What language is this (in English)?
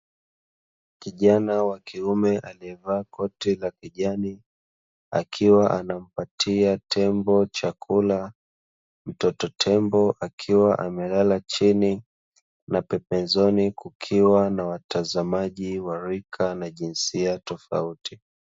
Swahili